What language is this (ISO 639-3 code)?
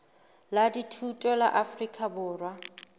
sot